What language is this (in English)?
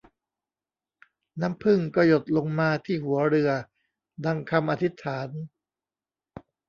Thai